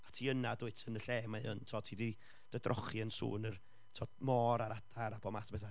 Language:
Welsh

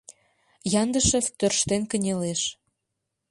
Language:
Mari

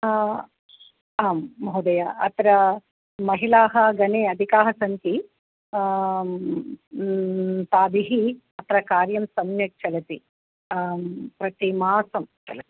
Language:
Sanskrit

